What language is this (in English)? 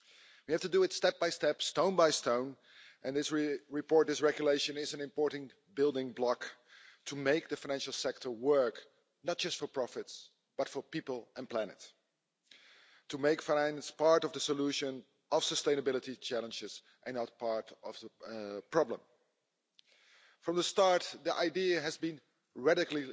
English